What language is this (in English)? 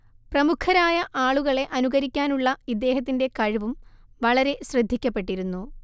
Malayalam